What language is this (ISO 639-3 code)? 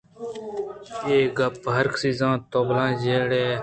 bgp